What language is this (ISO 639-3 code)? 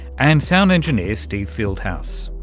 eng